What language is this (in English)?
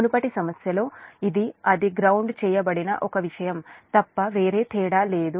Telugu